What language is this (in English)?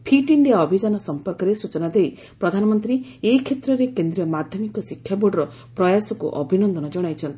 Odia